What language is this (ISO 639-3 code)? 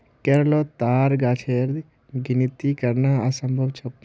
mag